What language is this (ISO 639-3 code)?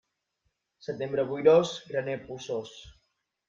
cat